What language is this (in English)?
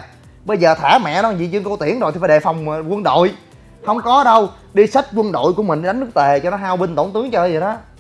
Vietnamese